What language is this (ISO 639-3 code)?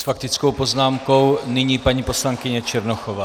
ces